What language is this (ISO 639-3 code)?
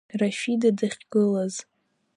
abk